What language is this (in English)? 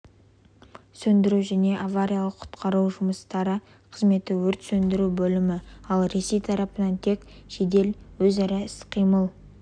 Kazakh